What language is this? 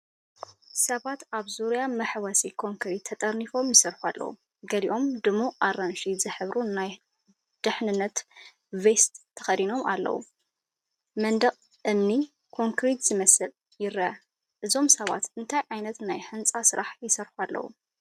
Tigrinya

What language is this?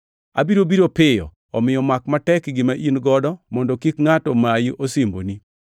Luo (Kenya and Tanzania)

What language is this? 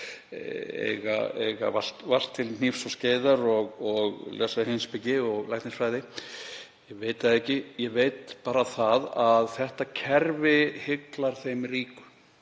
Icelandic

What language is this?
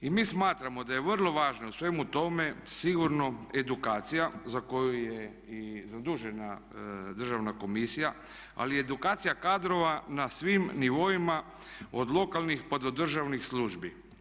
Croatian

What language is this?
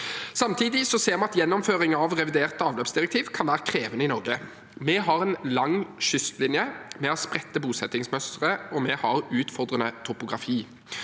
Norwegian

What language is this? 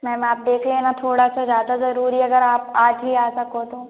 Hindi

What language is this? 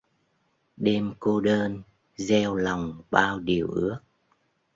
Vietnamese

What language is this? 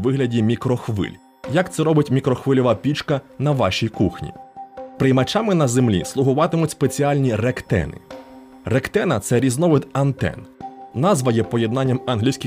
Ukrainian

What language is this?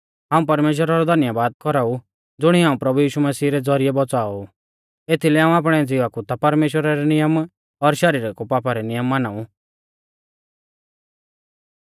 Mahasu Pahari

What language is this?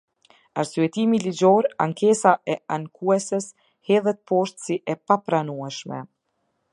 Albanian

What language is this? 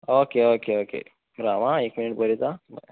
Konkani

